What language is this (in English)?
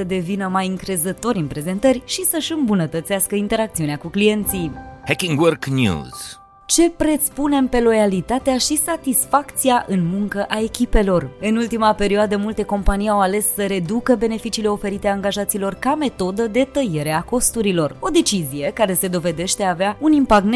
Romanian